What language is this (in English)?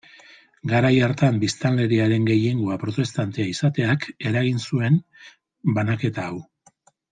Basque